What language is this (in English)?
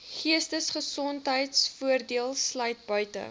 Afrikaans